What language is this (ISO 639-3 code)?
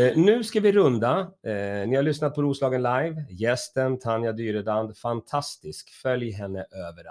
swe